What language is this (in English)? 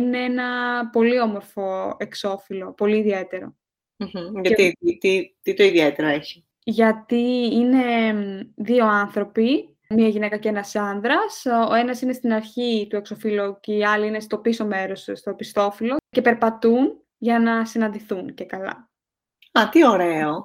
Greek